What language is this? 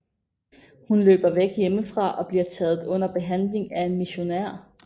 Danish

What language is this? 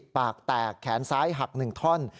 Thai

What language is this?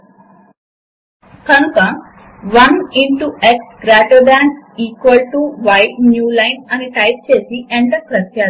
Telugu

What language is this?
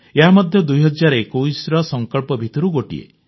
Odia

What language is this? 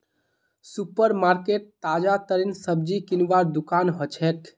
Magahi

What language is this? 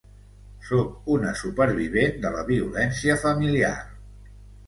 Catalan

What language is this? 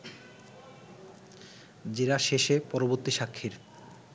Bangla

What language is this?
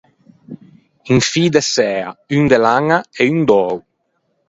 Ligurian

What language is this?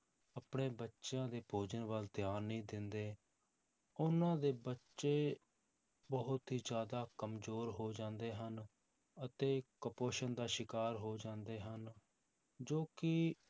Punjabi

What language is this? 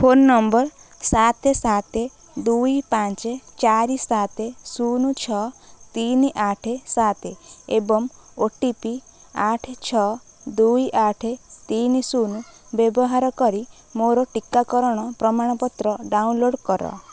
Odia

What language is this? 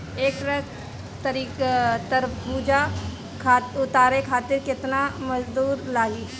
Bhojpuri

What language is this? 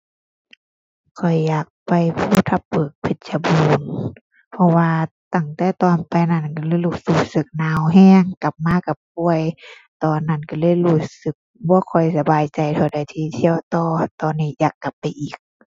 Thai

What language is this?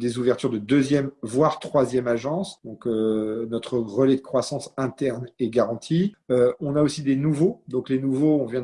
French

